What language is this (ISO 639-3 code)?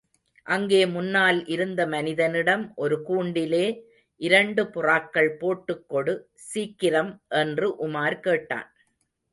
tam